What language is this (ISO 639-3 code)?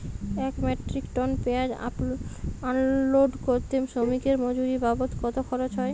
ben